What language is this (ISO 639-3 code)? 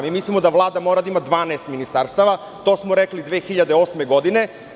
srp